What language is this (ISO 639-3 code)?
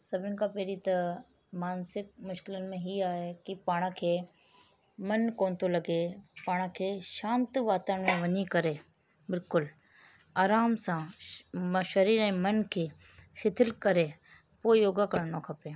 snd